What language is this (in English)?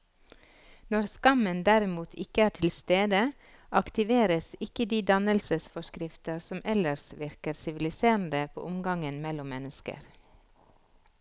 Norwegian